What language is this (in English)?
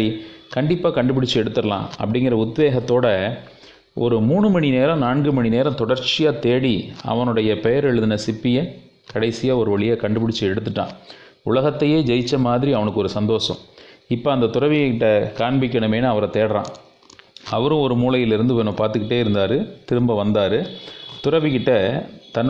Tamil